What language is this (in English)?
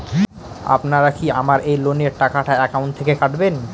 Bangla